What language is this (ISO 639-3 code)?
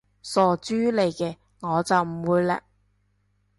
yue